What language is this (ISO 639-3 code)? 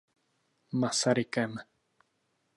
ces